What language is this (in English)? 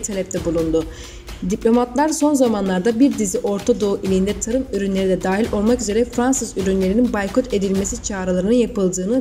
Turkish